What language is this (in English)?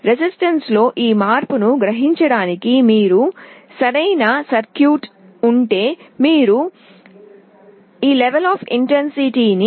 Telugu